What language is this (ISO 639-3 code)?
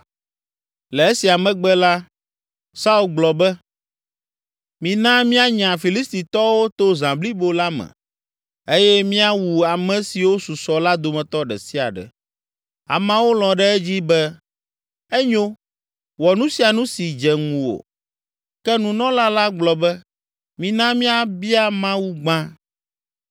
ewe